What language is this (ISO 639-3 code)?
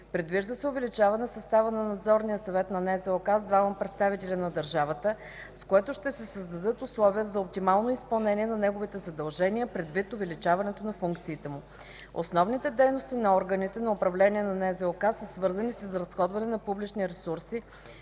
bul